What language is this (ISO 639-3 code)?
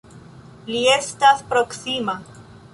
epo